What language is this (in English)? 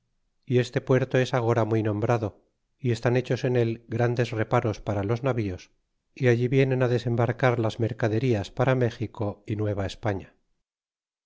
Spanish